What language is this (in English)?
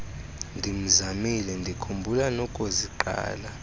Xhosa